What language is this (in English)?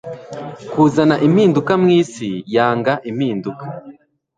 Kinyarwanda